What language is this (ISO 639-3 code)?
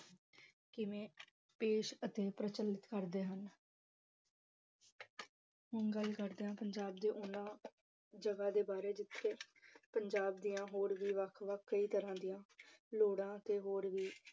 pan